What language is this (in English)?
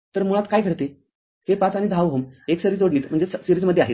Marathi